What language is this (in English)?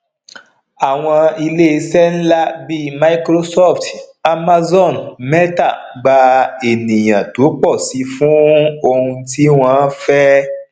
Yoruba